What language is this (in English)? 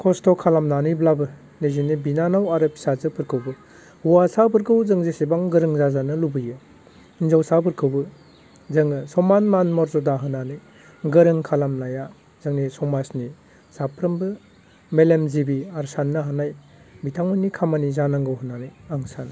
Bodo